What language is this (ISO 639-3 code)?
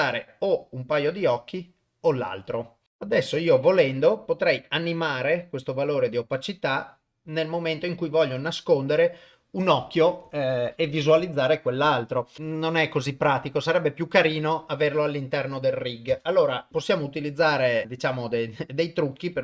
ita